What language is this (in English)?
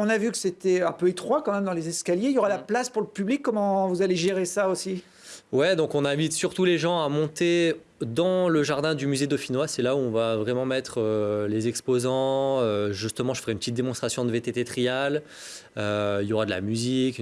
French